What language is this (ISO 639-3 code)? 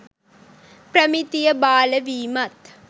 sin